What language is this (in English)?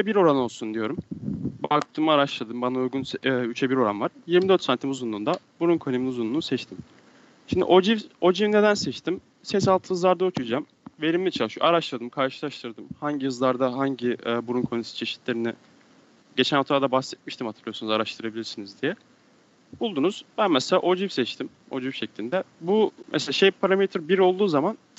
Turkish